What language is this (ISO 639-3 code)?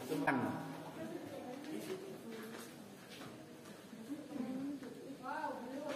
ind